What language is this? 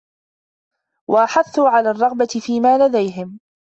Arabic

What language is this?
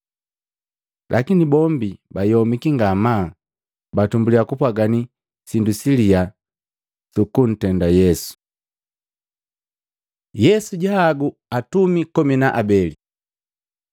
Matengo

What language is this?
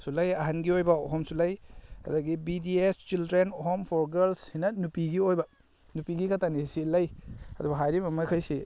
Manipuri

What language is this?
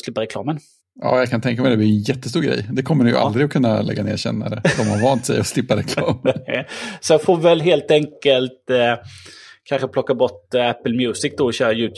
Swedish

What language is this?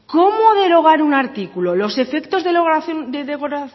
Spanish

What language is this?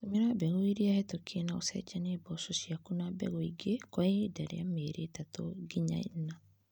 Kikuyu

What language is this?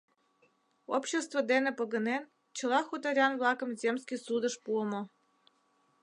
Mari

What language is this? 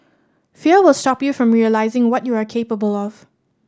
English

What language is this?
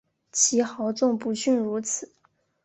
Chinese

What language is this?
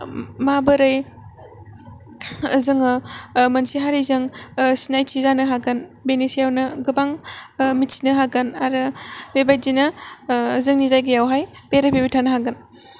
Bodo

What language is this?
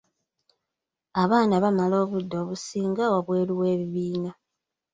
Ganda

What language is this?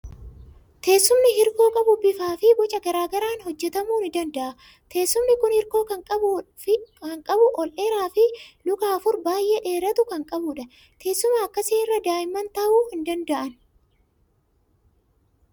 Oromo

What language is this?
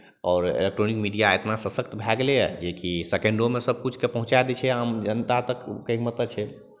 Maithili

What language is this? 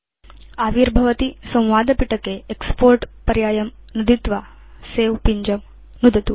Sanskrit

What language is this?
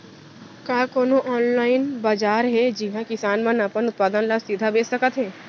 Chhattisgarhi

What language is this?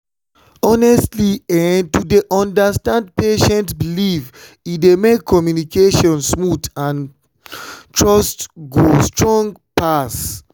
Nigerian Pidgin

